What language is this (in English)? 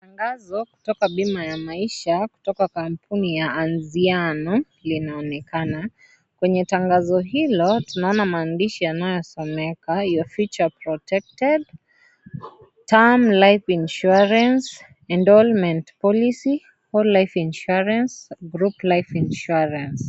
Swahili